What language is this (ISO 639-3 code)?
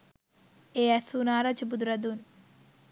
sin